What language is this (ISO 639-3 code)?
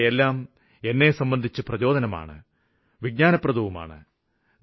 mal